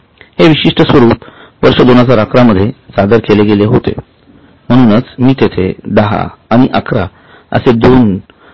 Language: Marathi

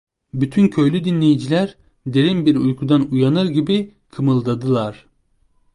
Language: Turkish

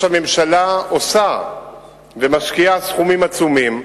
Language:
Hebrew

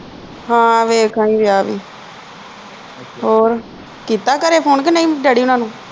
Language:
Punjabi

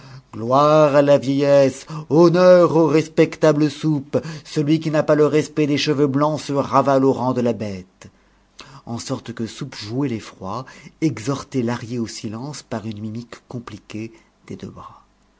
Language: French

